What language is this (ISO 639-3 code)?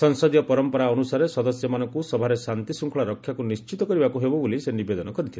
ori